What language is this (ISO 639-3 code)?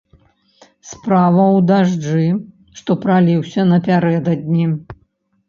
bel